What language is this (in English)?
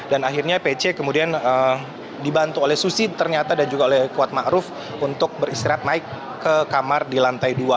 Indonesian